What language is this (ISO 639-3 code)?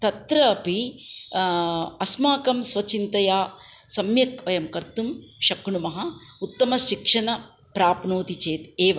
san